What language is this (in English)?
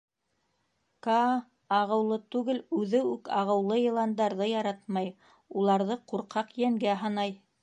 Bashkir